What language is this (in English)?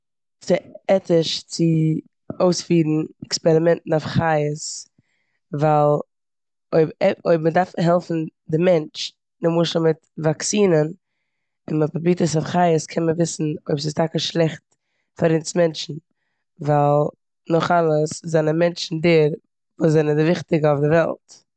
Yiddish